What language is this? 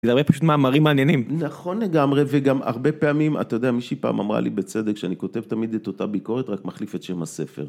Hebrew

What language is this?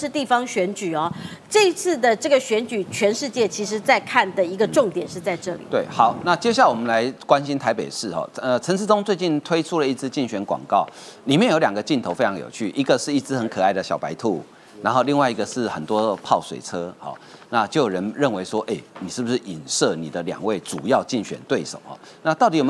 Chinese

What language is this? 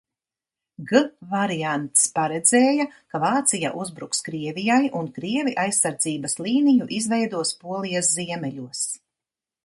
Latvian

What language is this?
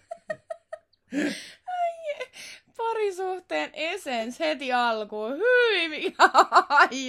Finnish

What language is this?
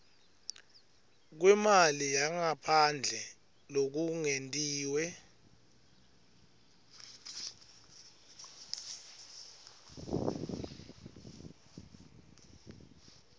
Swati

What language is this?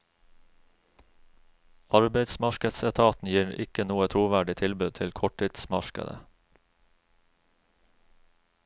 Norwegian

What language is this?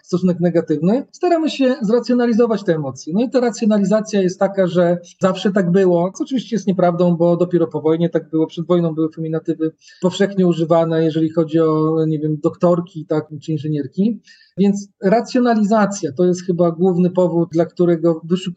Polish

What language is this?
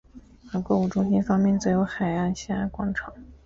Chinese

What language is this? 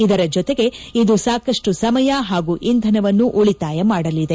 Kannada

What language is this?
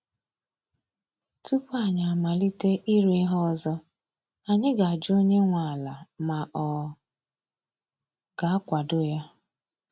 Igbo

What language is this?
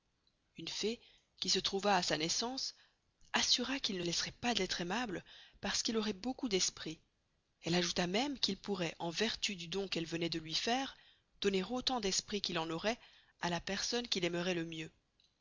French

